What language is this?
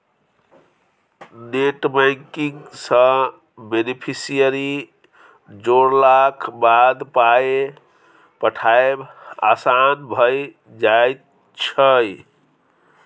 Maithili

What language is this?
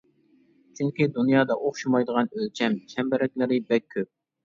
Uyghur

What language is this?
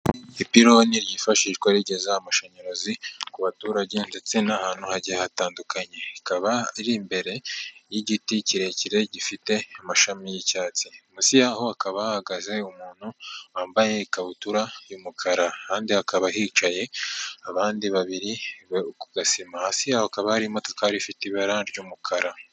Kinyarwanda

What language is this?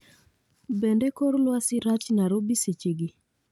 Luo (Kenya and Tanzania)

